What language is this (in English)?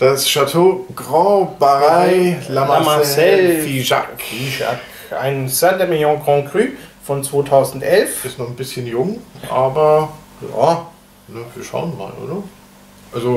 German